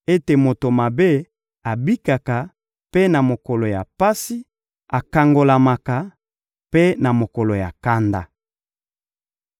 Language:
Lingala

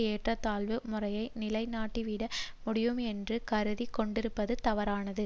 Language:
Tamil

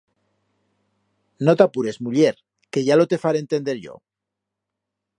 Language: Aragonese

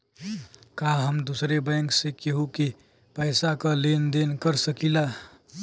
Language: Bhojpuri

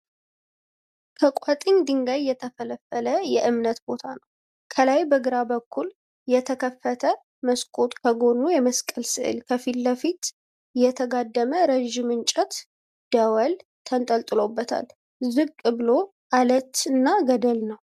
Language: Amharic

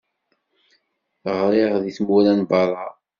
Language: Kabyle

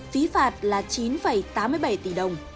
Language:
Vietnamese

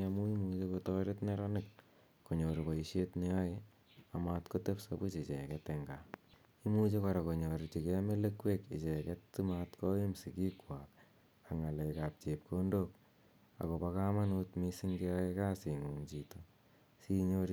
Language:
Kalenjin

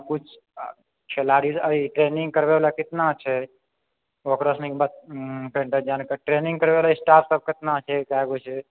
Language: Maithili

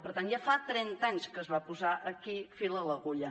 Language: Catalan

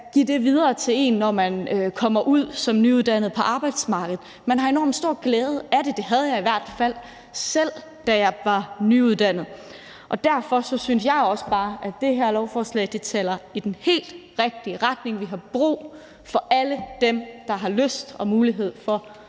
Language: Danish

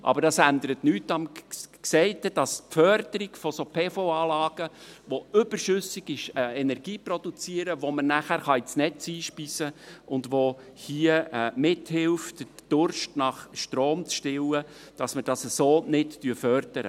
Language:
Swiss German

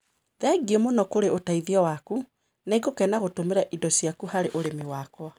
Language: Kikuyu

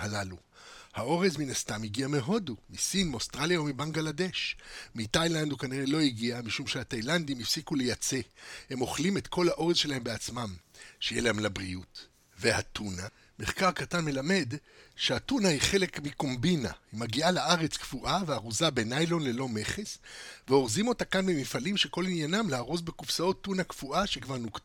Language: Hebrew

